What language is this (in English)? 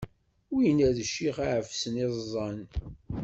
Kabyle